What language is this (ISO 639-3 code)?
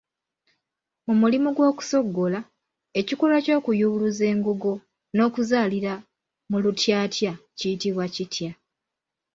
lug